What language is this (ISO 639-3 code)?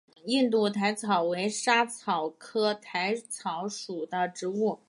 zho